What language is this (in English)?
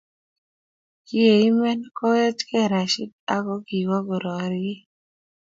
Kalenjin